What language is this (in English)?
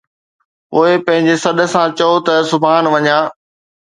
Sindhi